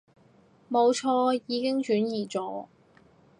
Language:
Cantonese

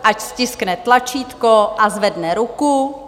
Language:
Czech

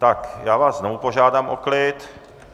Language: Czech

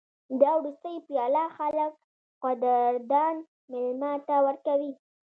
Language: Pashto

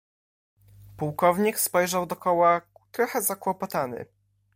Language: Polish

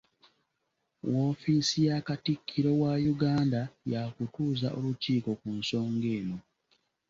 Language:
Ganda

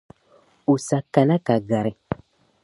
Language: Dagbani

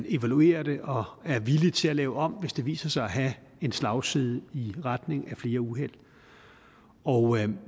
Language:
Danish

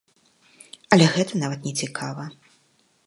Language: Belarusian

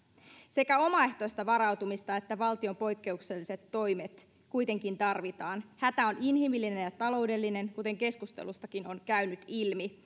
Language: Finnish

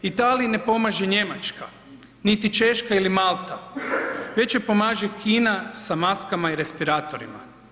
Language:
Croatian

